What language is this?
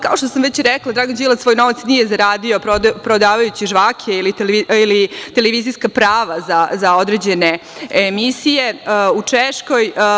Serbian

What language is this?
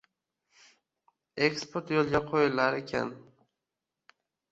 Uzbek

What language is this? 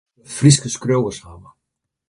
Western Frisian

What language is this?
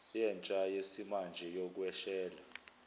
Zulu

